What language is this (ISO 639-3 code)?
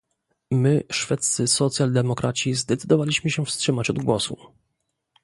pol